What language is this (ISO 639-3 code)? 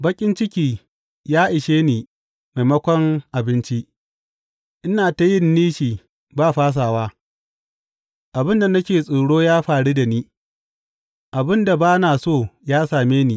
hau